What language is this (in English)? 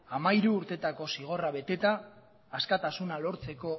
Basque